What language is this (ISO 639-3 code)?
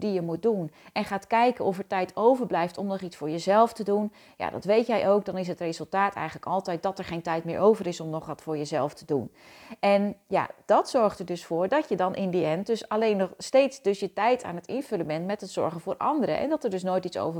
nld